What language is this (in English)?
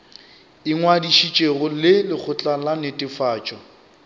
Northern Sotho